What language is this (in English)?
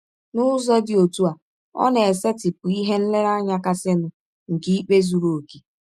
Igbo